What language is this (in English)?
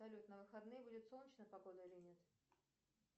Russian